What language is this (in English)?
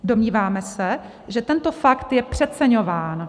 Czech